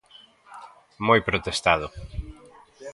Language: Galician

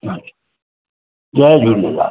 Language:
Sindhi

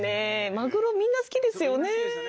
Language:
Japanese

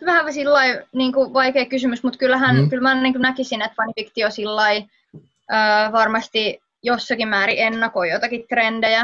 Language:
Finnish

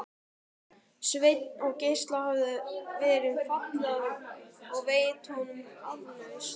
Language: Icelandic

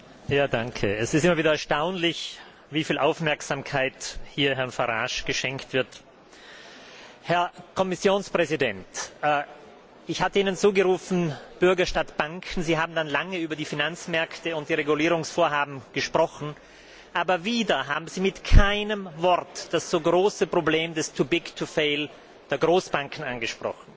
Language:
German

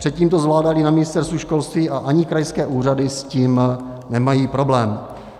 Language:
Czech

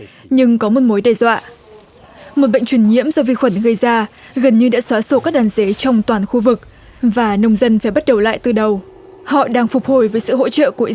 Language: Vietnamese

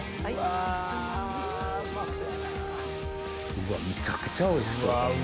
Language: Japanese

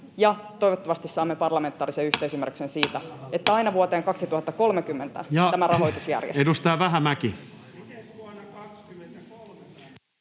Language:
Finnish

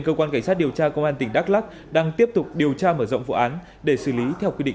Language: Vietnamese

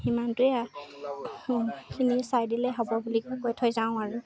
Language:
Assamese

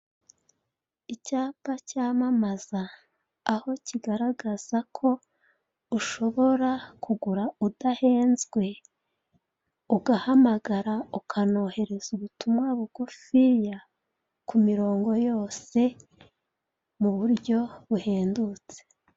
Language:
Kinyarwanda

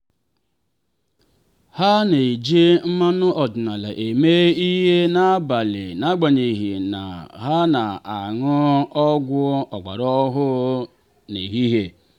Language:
Igbo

